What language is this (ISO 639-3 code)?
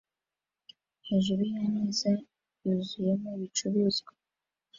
kin